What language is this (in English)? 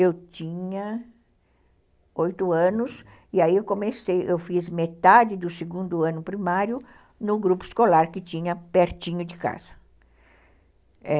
Portuguese